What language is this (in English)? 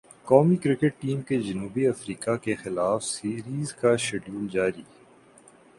Urdu